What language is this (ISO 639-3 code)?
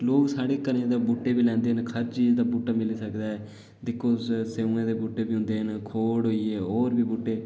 doi